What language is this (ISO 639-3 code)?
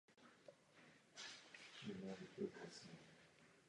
ces